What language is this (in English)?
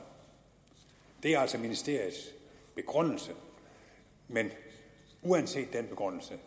Danish